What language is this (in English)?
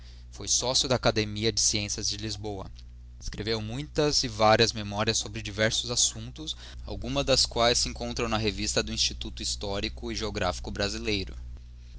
Portuguese